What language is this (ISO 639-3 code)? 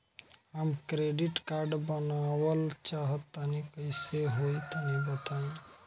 bho